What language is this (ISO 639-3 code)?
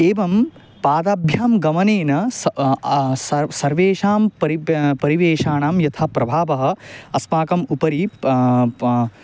san